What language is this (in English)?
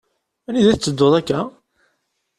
Kabyle